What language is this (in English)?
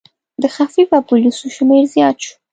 Pashto